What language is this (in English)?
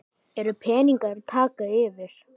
Icelandic